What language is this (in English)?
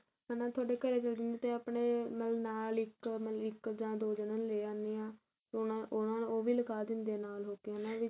Punjabi